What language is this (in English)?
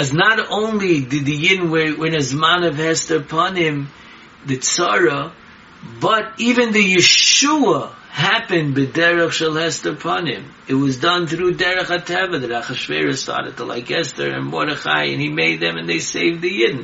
English